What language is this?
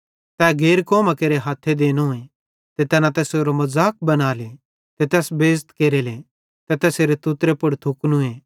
Bhadrawahi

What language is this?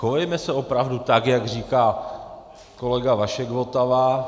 Czech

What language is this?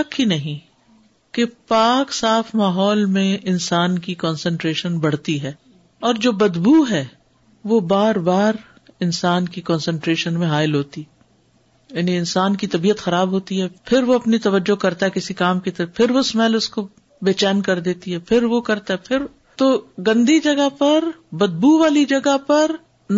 Urdu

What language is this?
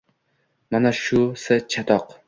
Uzbek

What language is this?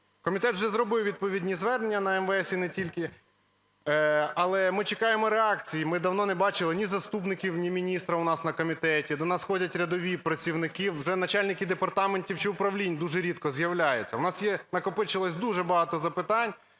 Ukrainian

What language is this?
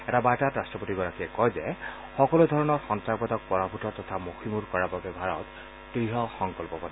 Assamese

